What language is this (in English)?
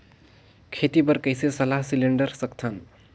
Chhattisgarhi